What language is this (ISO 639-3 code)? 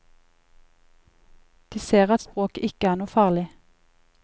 nor